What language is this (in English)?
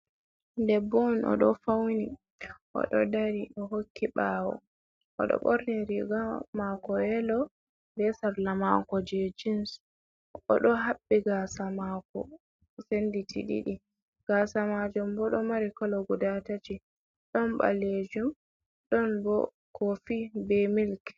Fula